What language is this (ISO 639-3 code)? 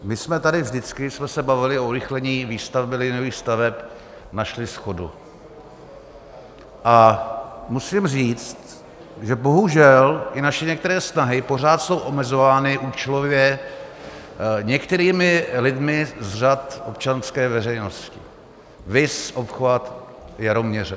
ces